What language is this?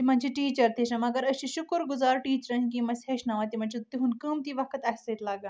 Kashmiri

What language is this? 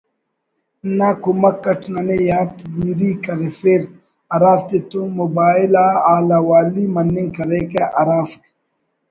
Brahui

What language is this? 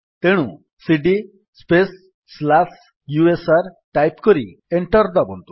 Odia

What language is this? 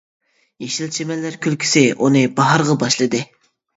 Uyghur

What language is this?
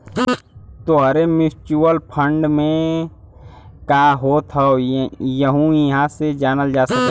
Bhojpuri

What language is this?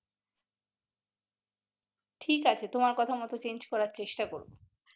Bangla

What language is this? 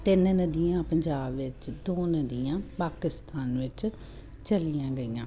Punjabi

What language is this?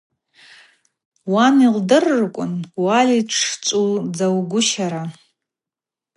Abaza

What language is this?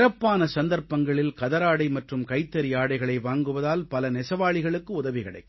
Tamil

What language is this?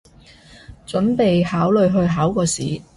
Cantonese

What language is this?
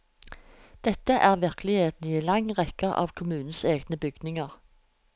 Norwegian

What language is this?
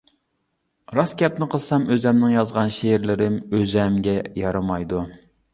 Uyghur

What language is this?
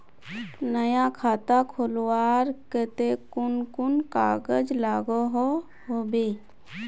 Magahi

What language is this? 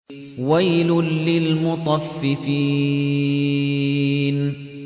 Arabic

